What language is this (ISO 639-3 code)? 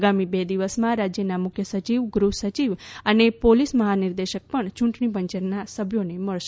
guj